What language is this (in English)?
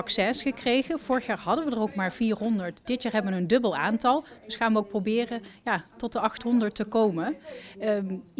Dutch